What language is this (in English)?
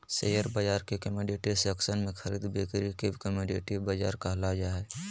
Magahi